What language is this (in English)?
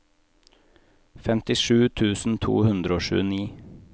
Norwegian